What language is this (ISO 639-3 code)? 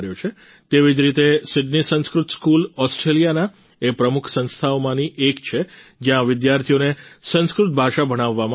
guj